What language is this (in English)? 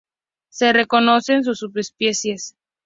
Spanish